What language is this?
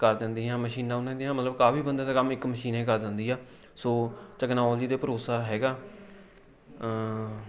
Punjabi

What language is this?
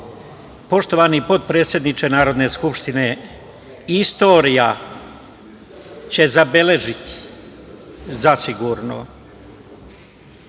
Serbian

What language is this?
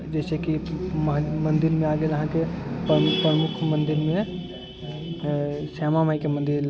Maithili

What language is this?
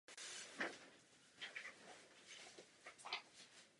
Czech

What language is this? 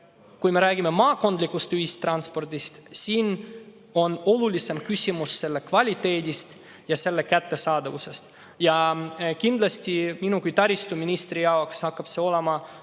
Estonian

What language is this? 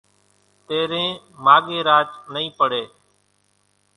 Kachi Koli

